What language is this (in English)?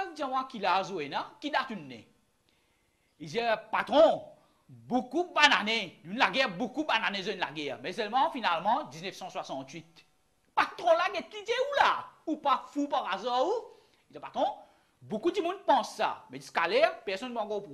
French